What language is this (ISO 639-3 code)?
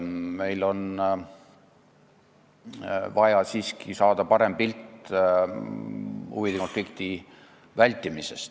est